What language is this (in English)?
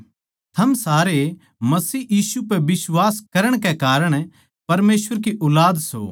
Haryanvi